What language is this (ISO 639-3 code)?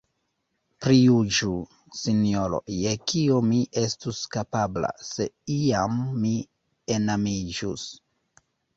epo